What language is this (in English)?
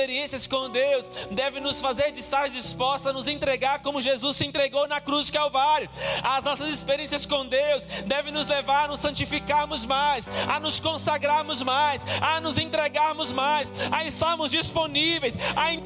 Portuguese